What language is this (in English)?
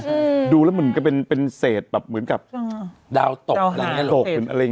Thai